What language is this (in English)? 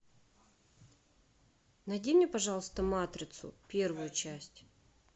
Russian